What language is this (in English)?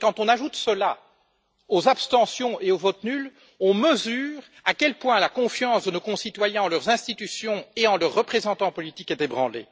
French